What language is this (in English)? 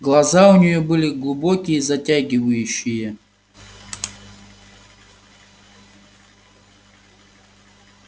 Russian